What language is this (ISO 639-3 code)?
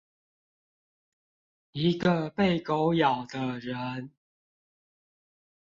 zho